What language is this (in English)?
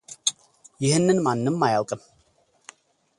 Amharic